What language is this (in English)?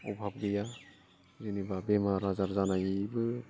Bodo